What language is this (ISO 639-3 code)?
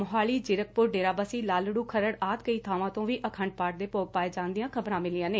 pan